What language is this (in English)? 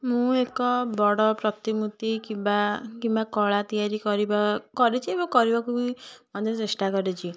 Odia